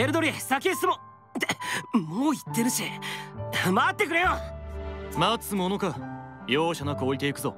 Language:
Japanese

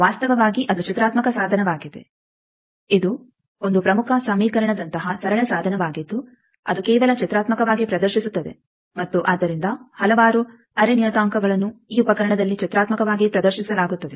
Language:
Kannada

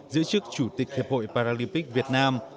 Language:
Vietnamese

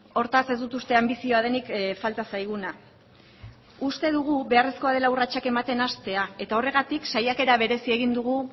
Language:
Basque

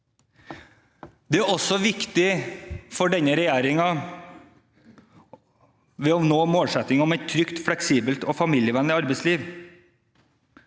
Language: Norwegian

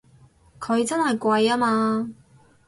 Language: Cantonese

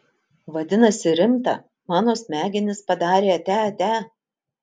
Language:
Lithuanian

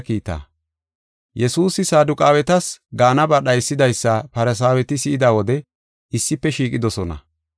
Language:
Gofa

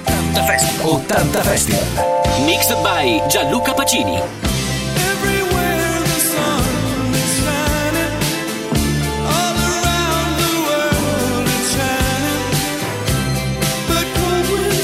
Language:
Italian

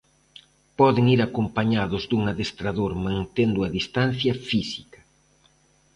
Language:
Galician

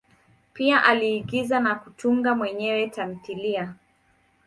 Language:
Swahili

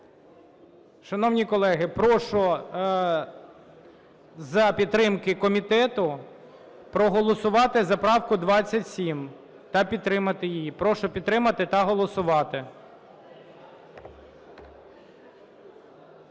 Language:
Ukrainian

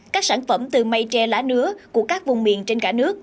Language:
Vietnamese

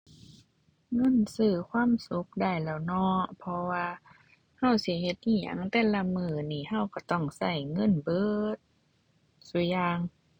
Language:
Thai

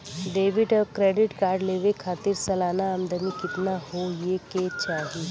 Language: Bhojpuri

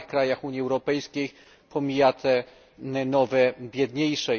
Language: Polish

